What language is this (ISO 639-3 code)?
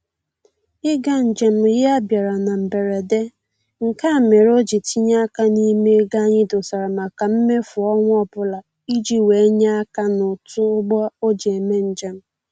ibo